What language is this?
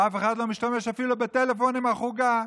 Hebrew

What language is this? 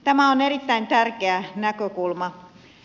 Finnish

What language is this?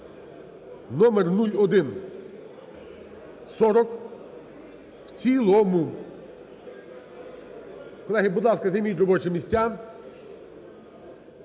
Ukrainian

